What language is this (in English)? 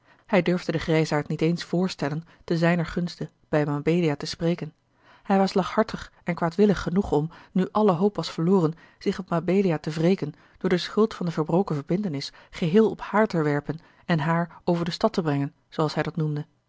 Dutch